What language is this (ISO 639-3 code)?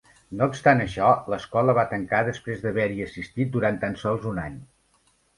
cat